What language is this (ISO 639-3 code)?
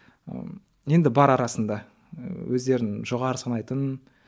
kaz